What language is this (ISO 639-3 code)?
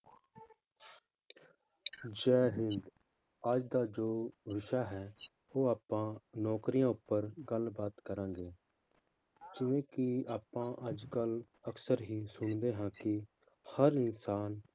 pan